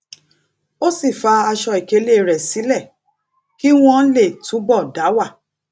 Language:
Yoruba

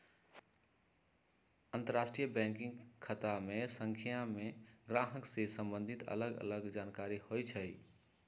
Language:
Magahi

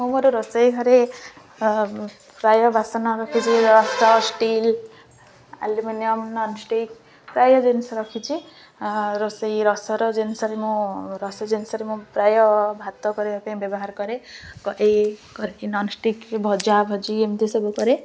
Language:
Odia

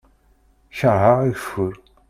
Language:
Kabyle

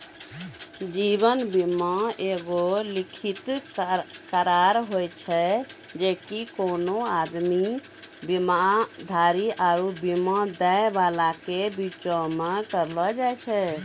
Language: Maithili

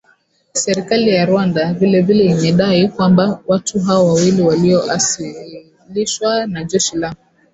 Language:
Swahili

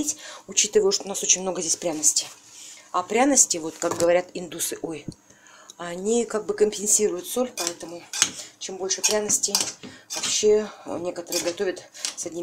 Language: Russian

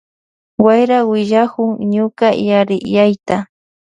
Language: Loja Highland Quichua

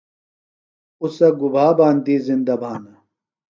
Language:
Phalura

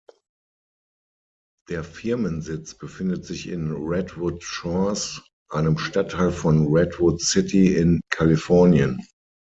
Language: German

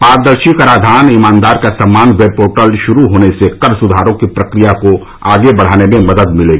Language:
Hindi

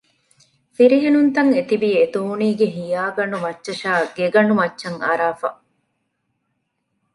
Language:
Divehi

